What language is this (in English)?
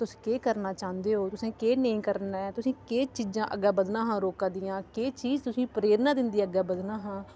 Dogri